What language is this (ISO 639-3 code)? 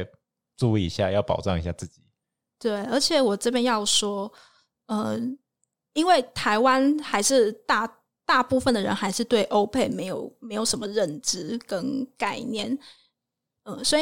zho